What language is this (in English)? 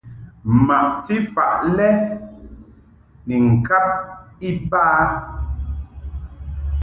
Mungaka